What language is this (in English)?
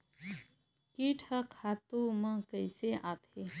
Chhattisgarhi